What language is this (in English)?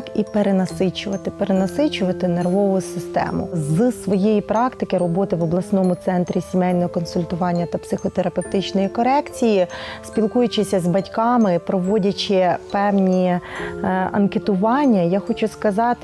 Ukrainian